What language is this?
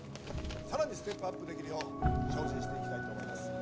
Japanese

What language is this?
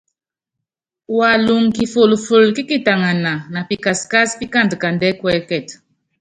Yangben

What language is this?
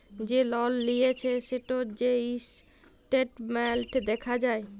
Bangla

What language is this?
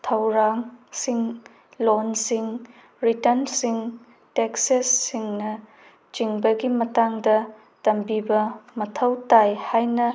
Manipuri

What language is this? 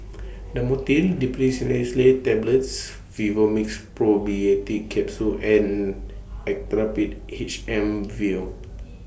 English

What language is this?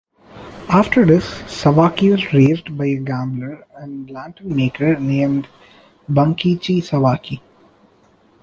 English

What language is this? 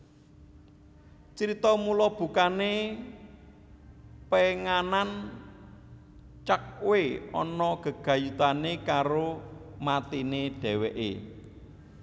Javanese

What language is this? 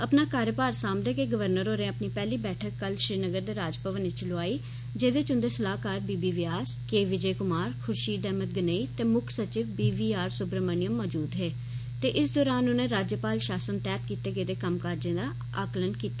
Dogri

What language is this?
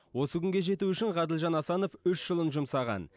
Kazakh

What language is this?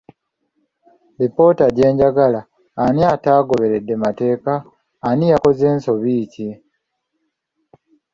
Ganda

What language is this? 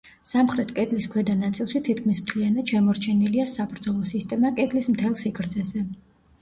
Georgian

